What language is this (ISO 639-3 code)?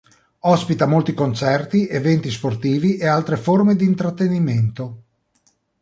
ita